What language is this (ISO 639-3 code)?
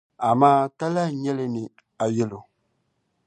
dag